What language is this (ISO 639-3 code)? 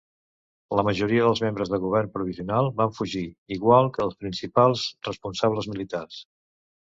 cat